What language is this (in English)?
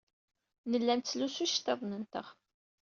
Kabyle